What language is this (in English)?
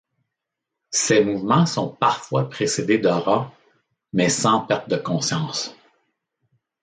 French